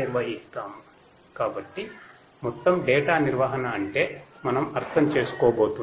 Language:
Telugu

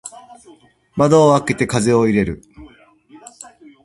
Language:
Japanese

